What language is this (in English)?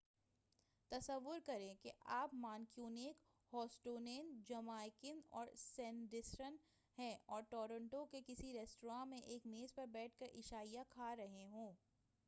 Urdu